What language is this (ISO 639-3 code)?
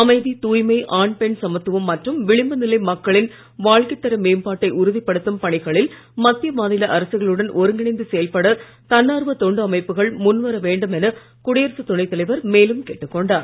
tam